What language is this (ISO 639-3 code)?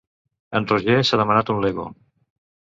cat